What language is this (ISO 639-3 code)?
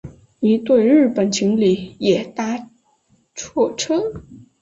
zho